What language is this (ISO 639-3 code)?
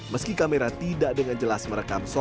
ind